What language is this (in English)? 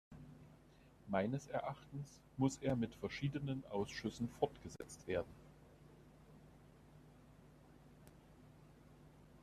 German